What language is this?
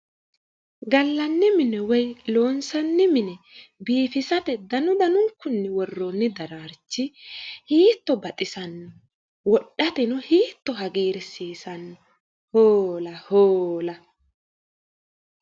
Sidamo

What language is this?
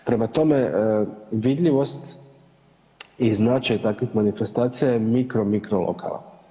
Croatian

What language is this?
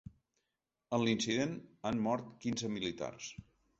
Catalan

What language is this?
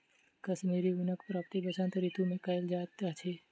Maithili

